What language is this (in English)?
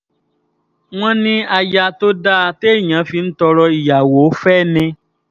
Yoruba